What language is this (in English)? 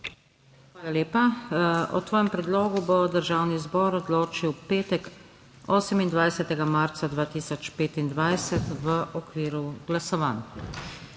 Slovenian